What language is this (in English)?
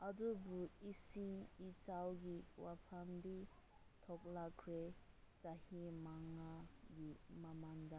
Manipuri